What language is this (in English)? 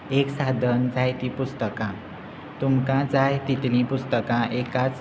Konkani